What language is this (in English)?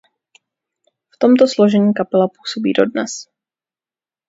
Czech